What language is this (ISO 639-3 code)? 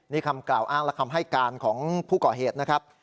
tha